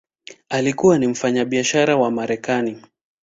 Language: Swahili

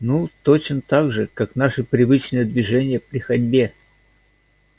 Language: Russian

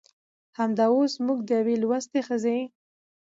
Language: Pashto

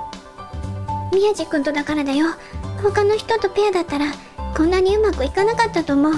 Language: Japanese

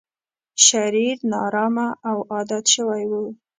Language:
Pashto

